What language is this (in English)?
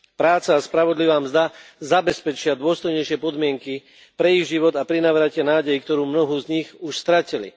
Slovak